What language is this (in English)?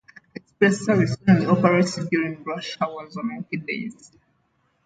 English